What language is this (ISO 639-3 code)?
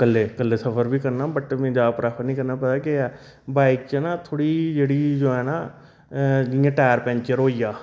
doi